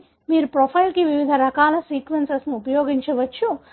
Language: Telugu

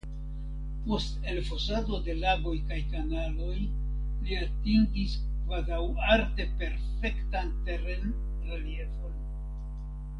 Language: Esperanto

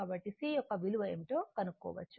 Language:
Telugu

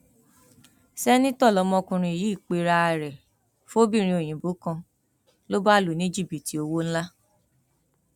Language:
Yoruba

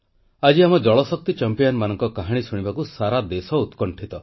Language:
Odia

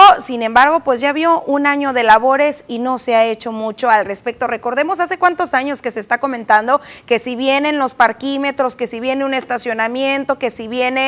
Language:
Spanish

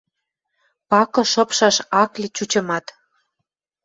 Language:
Western Mari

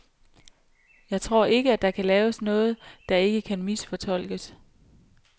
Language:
Danish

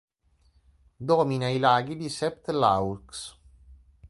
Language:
Italian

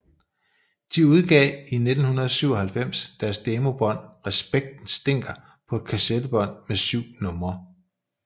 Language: Danish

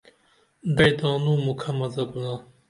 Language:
Dameli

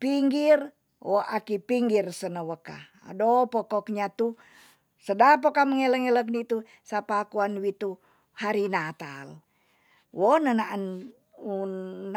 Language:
Tonsea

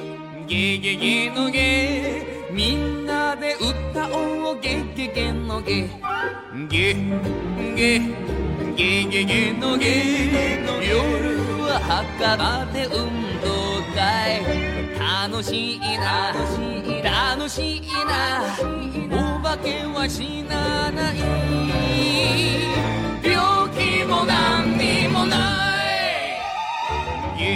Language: Japanese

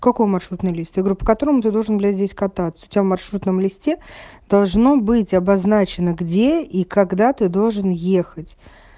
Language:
Russian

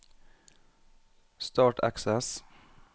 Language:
Norwegian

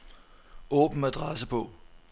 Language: Danish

